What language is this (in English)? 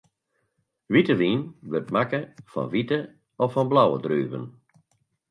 Western Frisian